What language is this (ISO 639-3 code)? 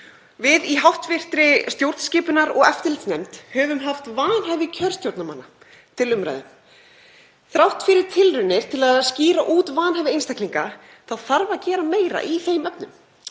isl